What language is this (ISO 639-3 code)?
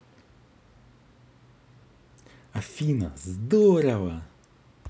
rus